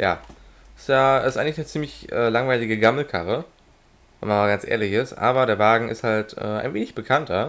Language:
German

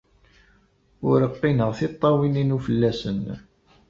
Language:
Kabyle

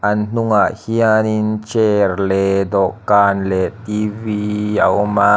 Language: Mizo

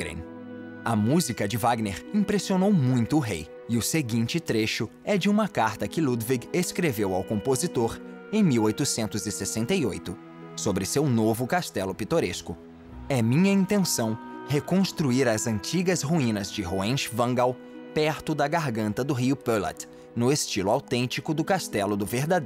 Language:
Portuguese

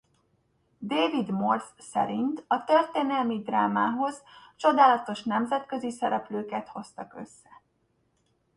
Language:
Hungarian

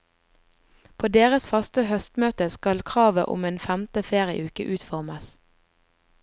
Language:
Norwegian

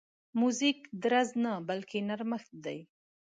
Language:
Pashto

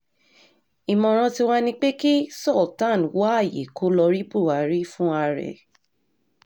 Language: Yoruba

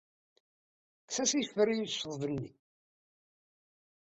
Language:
Kabyle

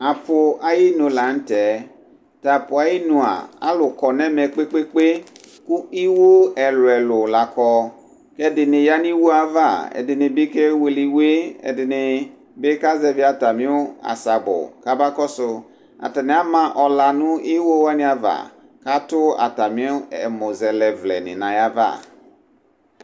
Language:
Ikposo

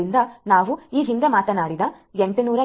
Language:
Kannada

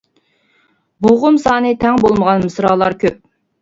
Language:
Uyghur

